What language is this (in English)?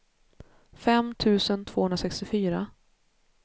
Swedish